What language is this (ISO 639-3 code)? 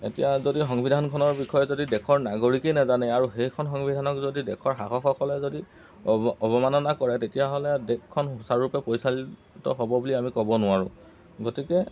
asm